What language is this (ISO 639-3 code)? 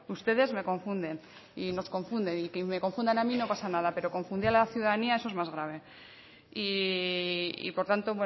spa